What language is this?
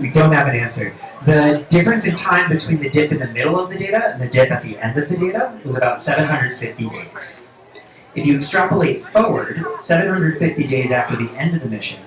English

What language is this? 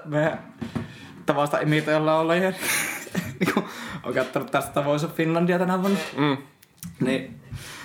Finnish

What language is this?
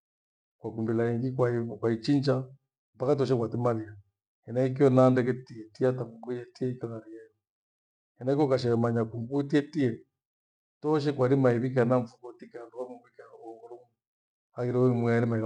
Gweno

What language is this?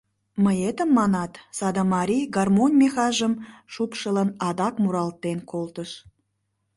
Mari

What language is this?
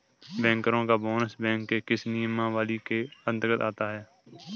Hindi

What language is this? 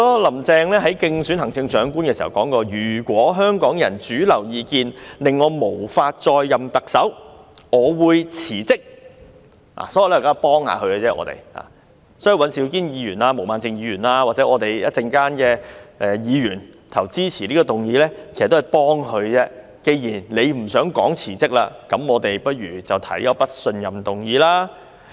Cantonese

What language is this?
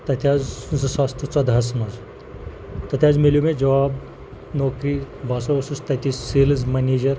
Kashmiri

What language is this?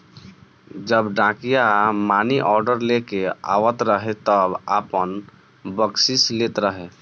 Bhojpuri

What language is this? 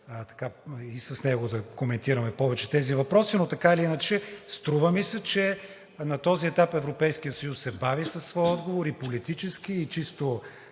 Bulgarian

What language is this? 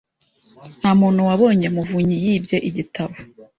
Kinyarwanda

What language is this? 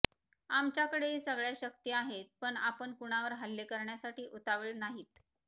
Marathi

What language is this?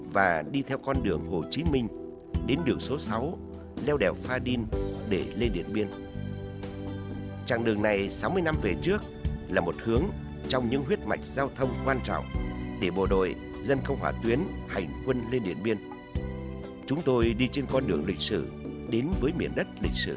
Vietnamese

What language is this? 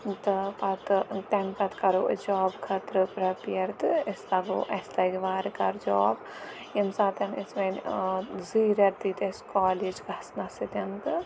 Kashmiri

